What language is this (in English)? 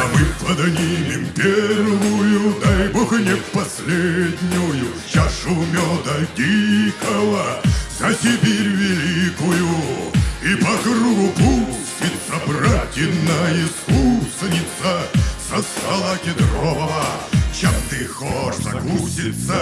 Russian